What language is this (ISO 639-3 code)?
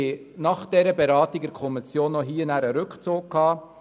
gsw